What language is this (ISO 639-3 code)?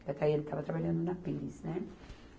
por